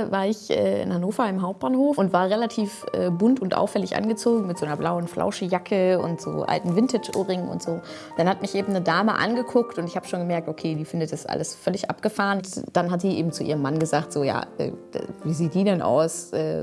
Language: German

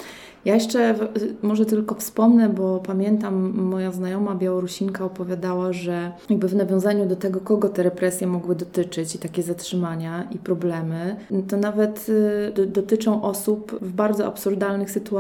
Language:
Polish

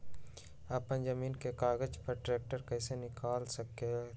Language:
Magahi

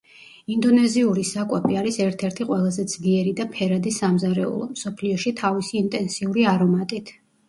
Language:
Georgian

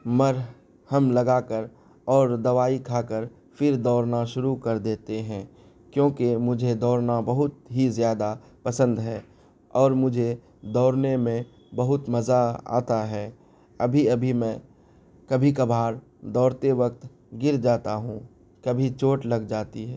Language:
Urdu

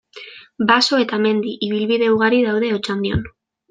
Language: Basque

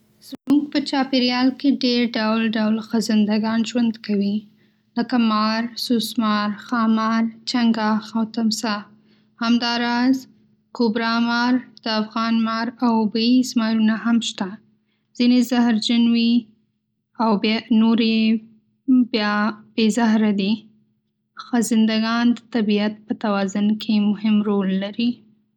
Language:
Pashto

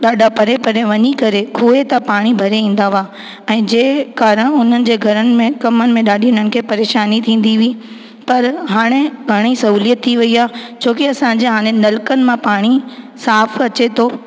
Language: Sindhi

